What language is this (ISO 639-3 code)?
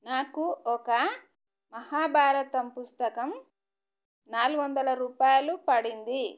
tel